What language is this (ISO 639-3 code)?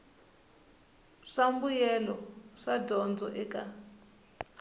tso